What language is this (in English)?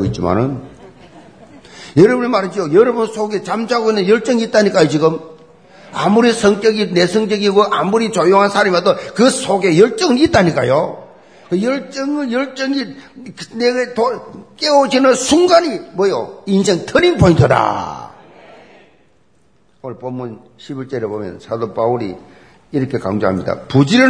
Korean